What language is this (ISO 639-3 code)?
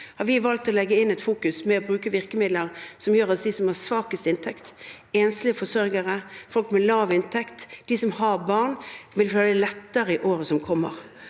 nor